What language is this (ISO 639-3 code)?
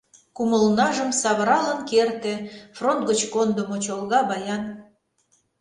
chm